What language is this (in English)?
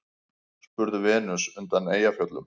Icelandic